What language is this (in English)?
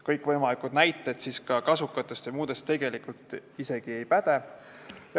Estonian